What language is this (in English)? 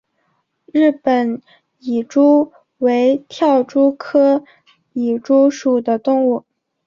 Chinese